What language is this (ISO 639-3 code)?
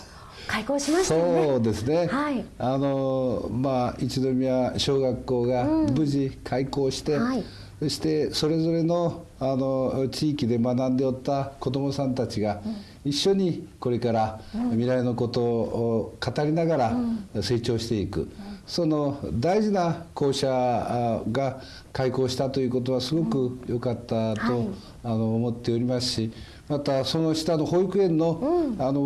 jpn